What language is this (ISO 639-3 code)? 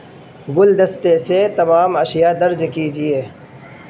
urd